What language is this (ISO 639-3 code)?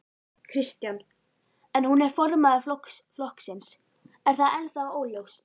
isl